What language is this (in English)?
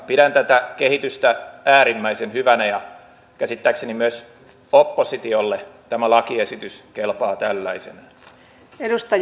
Finnish